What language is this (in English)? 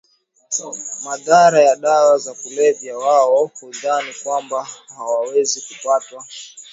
Swahili